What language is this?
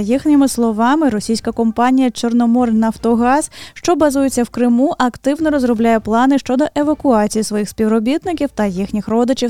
Ukrainian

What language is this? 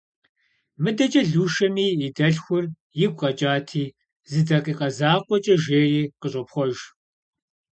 Kabardian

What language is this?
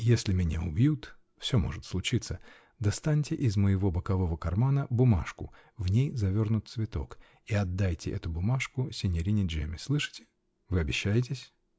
Russian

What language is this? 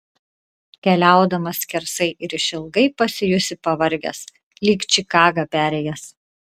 Lithuanian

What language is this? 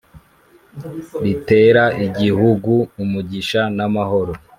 Kinyarwanda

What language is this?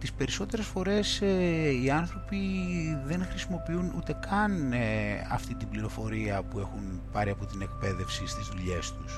Greek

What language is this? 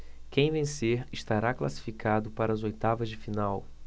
Portuguese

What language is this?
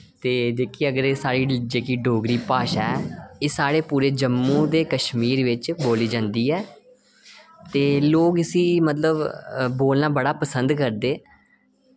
Dogri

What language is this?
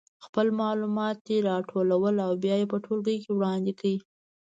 Pashto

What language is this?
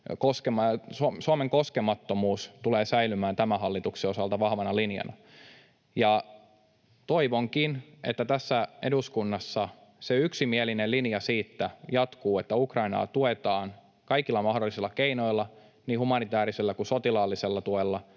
Finnish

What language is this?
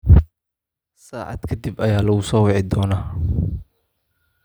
Somali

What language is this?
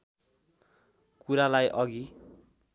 Nepali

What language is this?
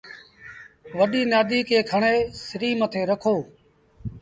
Sindhi Bhil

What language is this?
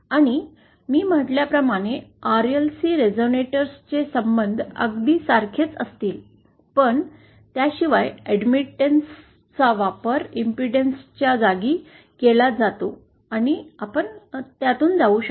Marathi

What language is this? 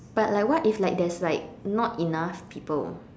English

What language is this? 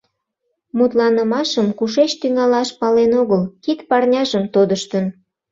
Mari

